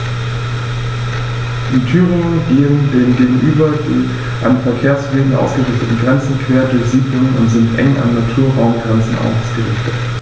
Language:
German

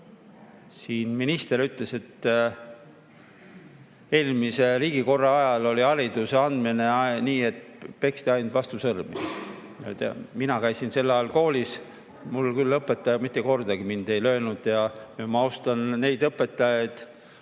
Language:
Estonian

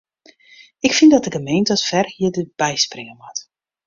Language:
Western Frisian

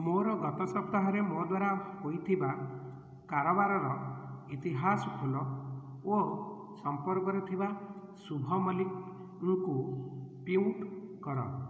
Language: Odia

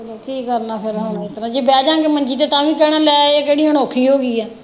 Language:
Punjabi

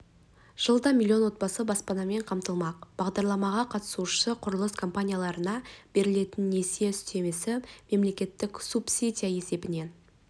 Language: Kazakh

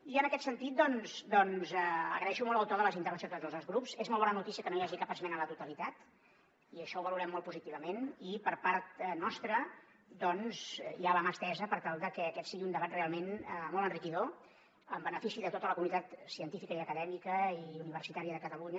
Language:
Catalan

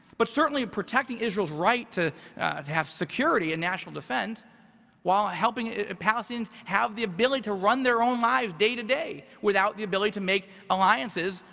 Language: English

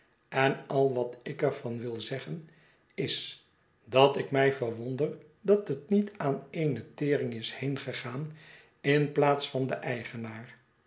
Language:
Dutch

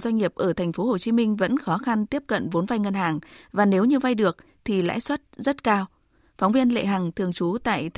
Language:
Vietnamese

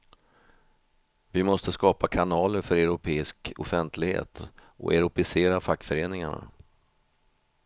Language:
Swedish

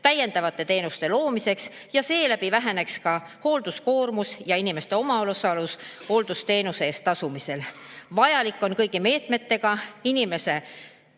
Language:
Estonian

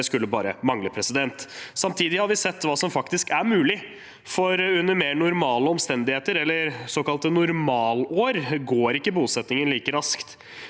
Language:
Norwegian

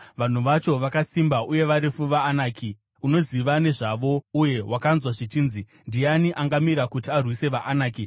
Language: Shona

